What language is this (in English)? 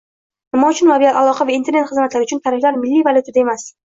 Uzbek